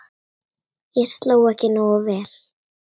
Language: Icelandic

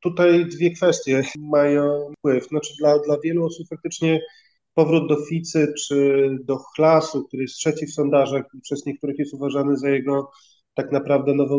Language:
Polish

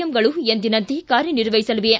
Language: Kannada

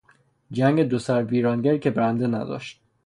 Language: Persian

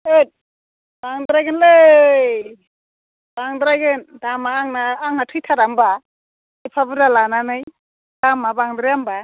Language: Bodo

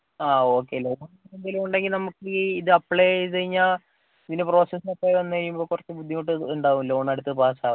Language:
Malayalam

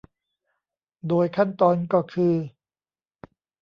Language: Thai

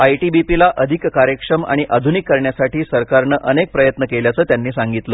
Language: Marathi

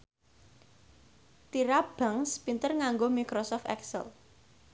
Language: Javanese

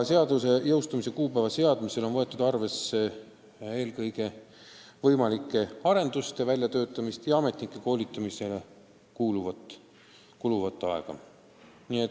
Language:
Estonian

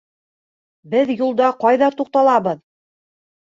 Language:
Bashkir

